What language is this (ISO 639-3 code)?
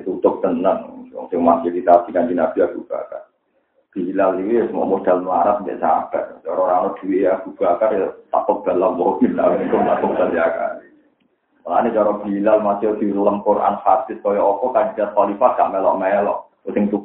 ind